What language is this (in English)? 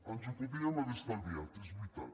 Catalan